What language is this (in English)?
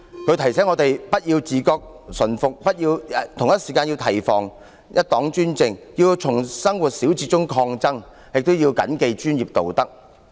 Cantonese